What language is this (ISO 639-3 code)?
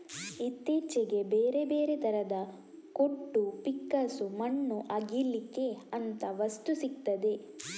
kan